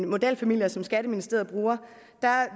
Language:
Danish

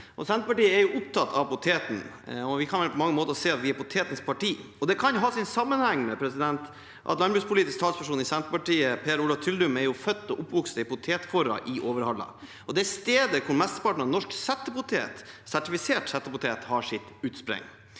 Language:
Norwegian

